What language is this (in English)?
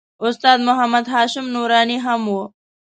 Pashto